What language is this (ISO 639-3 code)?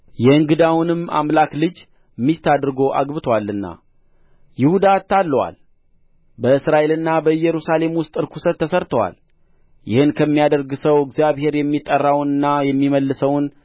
amh